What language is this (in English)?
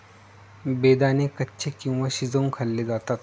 Marathi